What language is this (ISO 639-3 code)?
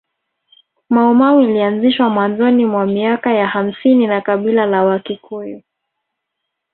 swa